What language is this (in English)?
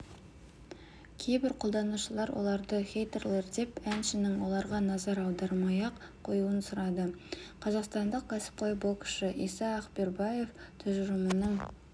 Kazakh